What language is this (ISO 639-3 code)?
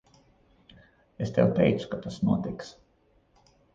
lav